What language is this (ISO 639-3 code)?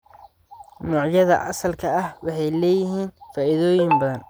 som